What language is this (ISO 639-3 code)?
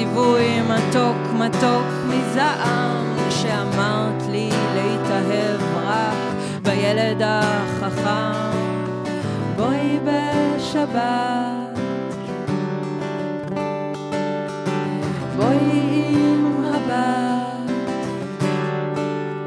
heb